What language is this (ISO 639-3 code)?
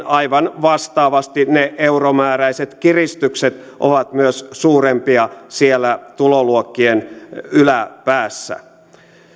fin